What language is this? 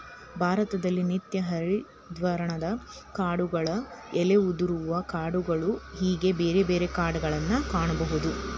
Kannada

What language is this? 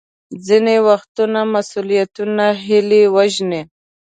Pashto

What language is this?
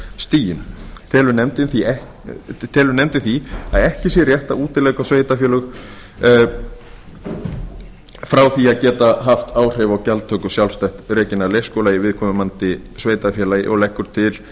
Icelandic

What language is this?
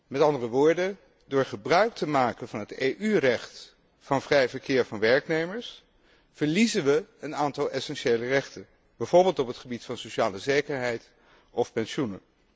Dutch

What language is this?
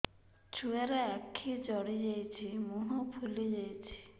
Odia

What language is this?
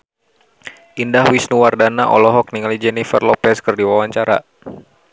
Sundanese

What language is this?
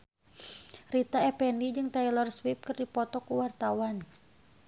Sundanese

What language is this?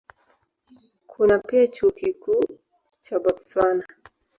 Swahili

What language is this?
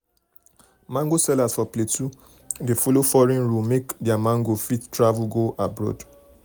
Nigerian Pidgin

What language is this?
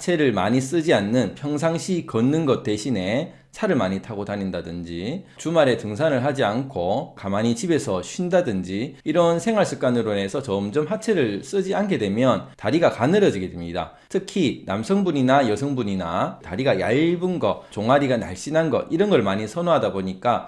Korean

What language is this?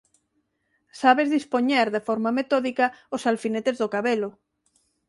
Galician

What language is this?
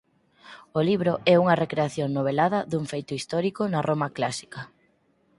Galician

